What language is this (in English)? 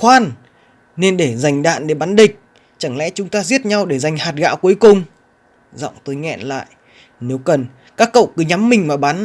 Vietnamese